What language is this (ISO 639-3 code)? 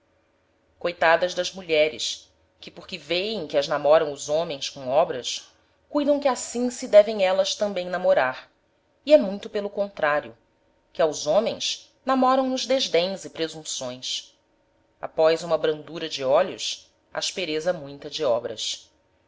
por